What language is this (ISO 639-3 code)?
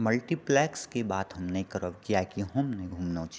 mai